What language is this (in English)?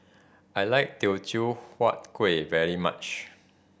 English